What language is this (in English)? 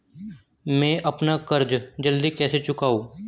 Hindi